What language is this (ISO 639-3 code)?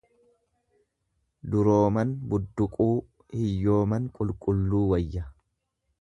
orm